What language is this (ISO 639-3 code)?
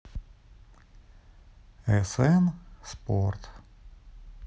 rus